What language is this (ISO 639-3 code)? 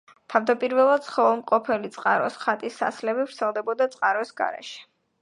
kat